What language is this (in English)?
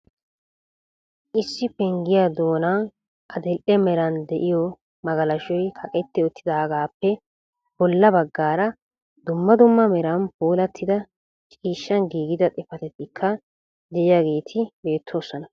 Wolaytta